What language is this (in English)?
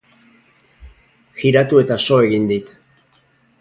Basque